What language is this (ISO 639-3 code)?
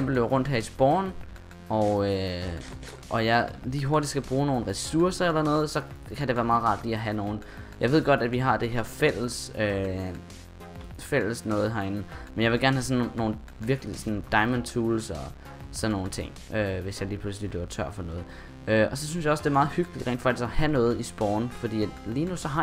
dan